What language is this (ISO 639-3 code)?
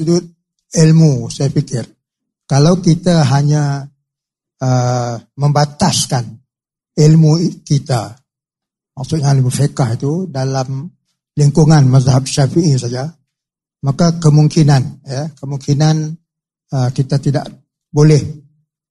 msa